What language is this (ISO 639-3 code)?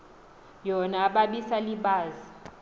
xho